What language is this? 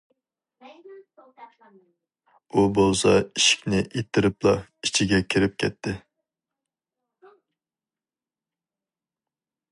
Uyghur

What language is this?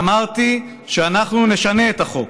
Hebrew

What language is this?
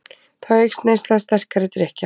Icelandic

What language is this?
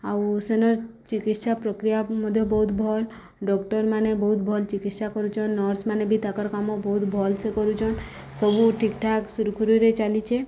Odia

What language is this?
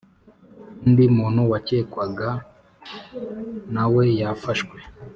Kinyarwanda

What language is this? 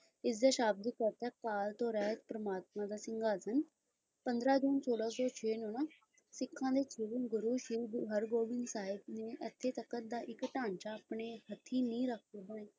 Punjabi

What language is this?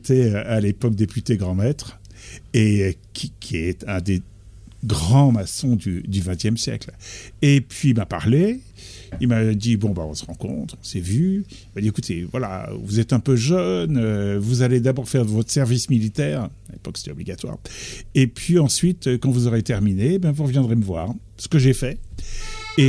French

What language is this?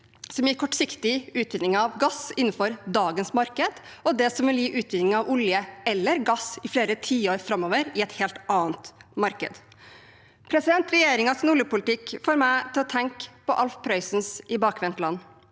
Norwegian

